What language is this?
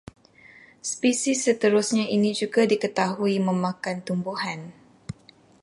Malay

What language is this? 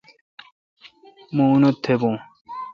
Kalkoti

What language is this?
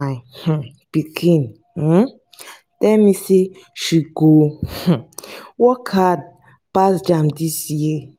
Nigerian Pidgin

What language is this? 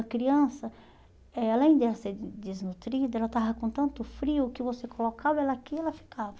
Portuguese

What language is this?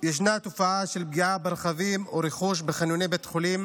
Hebrew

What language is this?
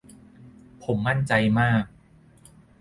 Thai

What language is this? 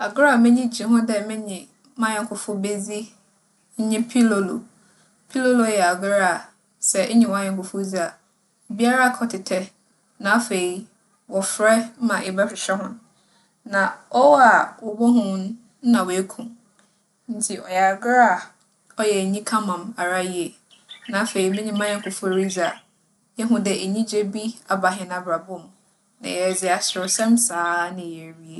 Akan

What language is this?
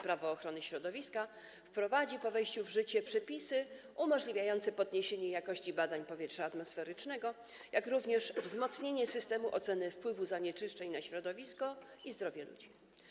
Polish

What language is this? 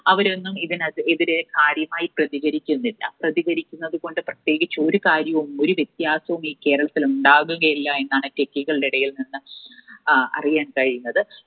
Malayalam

